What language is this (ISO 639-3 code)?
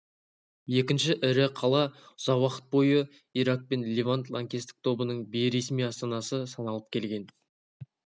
kaz